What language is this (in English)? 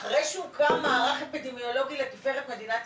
Hebrew